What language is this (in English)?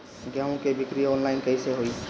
Bhojpuri